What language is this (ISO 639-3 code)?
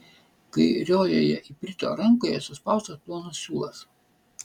lit